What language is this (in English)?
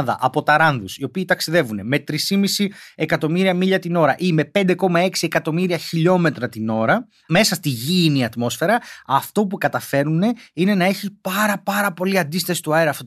Greek